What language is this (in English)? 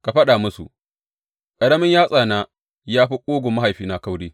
Hausa